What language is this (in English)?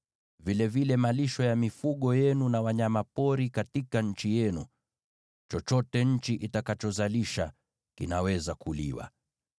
Swahili